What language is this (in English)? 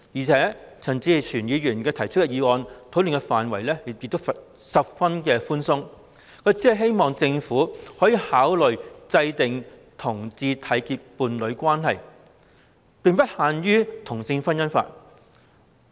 Cantonese